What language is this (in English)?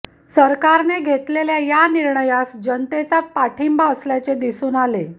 Marathi